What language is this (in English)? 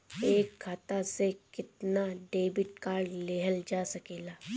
Bhojpuri